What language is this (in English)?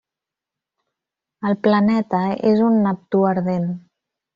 Catalan